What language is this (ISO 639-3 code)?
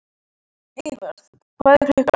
isl